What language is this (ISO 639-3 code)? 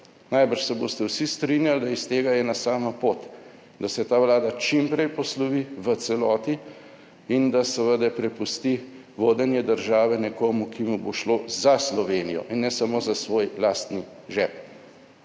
slv